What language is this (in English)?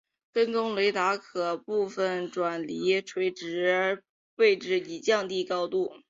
Chinese